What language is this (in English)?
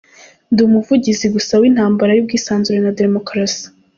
Kinyarwanda